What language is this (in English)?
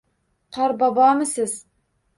Uzbek